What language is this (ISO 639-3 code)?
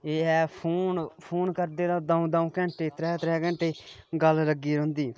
doi